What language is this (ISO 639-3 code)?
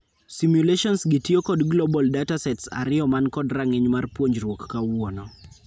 luo